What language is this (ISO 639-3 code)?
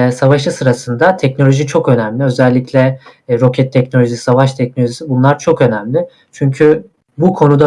tur